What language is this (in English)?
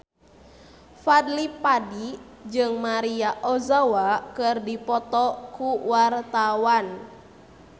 Sundanese